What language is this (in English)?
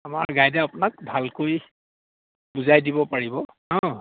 Assamese